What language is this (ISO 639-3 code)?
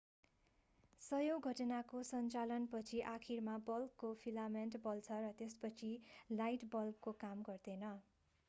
nep